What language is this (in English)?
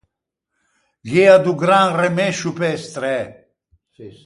Ligurian